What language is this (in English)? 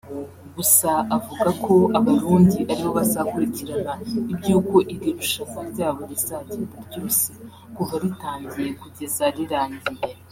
Kinyarwanda